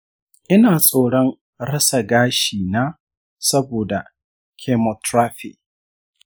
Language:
Hausa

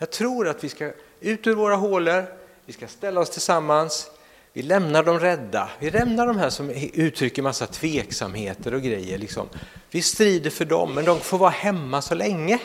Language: Swedish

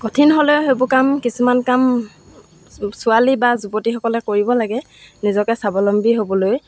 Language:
Assamese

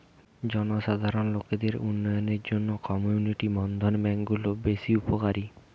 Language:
Bangla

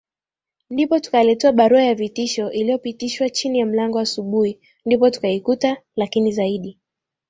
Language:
Swahili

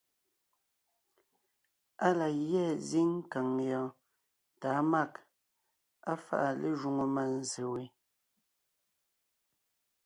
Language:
Ngiemboon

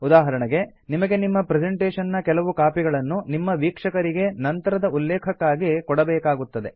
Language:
Kannada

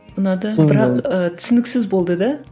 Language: Kazakh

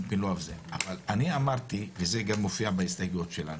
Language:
Hebrew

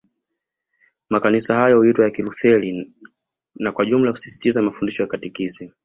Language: Swahili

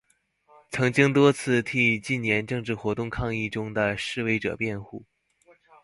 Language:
Chinese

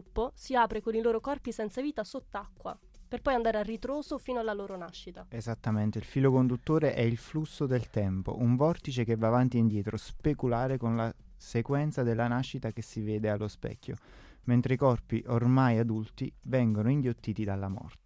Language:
Italian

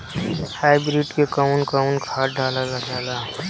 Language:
Bhojpuri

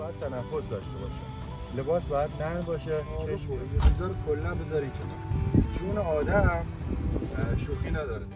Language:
Persian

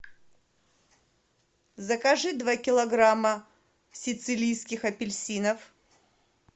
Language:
Russian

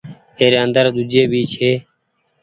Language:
Goaria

